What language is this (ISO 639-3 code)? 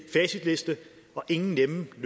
dan